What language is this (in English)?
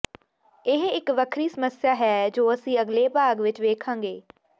Punjabi